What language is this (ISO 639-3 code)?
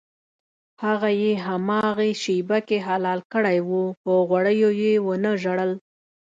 pus